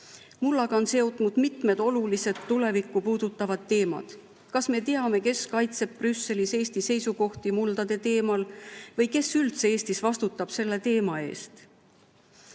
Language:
Estonian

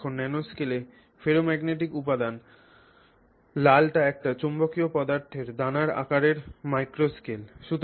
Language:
Bangla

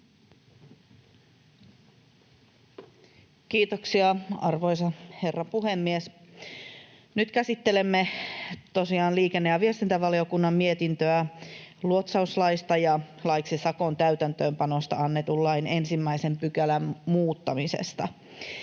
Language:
Finnish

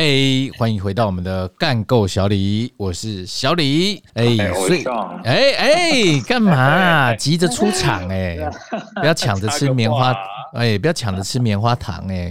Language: Chinese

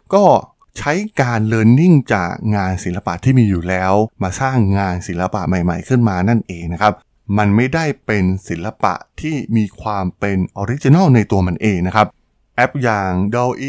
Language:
Thai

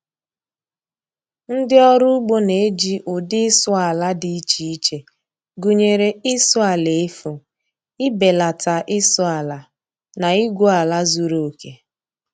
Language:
Igbo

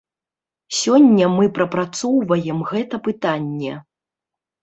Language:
Belarusian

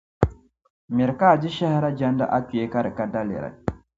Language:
Dagbani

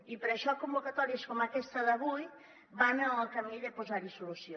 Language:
Catalan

